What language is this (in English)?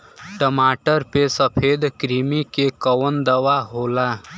Bhojpuri